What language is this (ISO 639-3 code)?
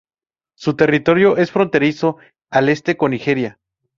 spa